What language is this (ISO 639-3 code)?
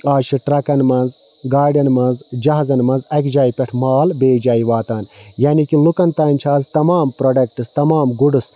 kas